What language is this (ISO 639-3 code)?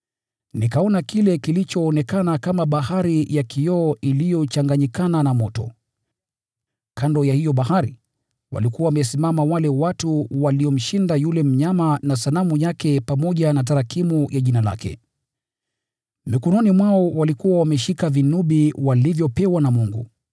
swa